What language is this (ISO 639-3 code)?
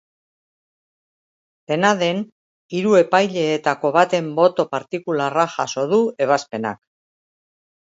eus